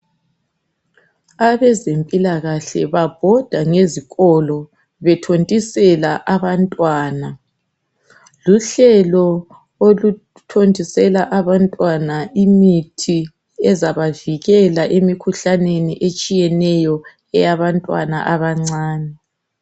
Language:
North Ndebele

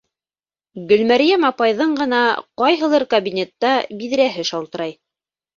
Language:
Bashkir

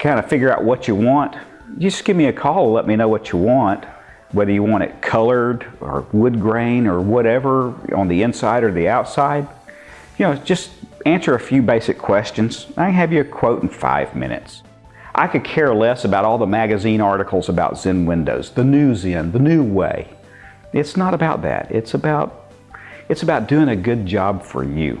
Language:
English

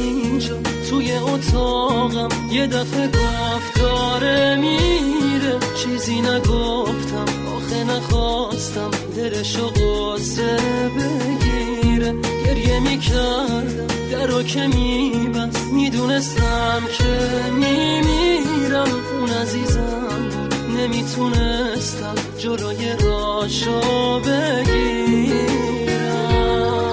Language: Persian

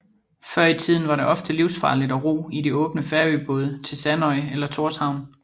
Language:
Danish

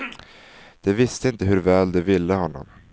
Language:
Swedish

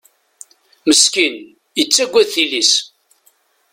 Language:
Kabyle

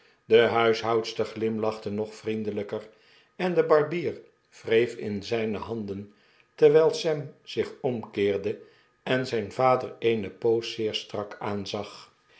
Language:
Dutch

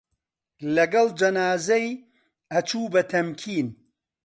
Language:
Central Kurdish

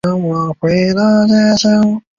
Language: Chinese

